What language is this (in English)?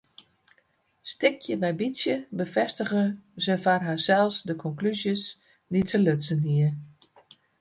Western Frisian